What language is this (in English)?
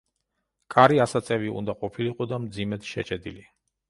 Georgian